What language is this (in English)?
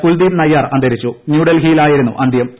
Malayalam